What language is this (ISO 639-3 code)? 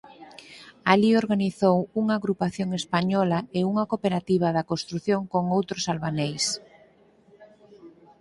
glg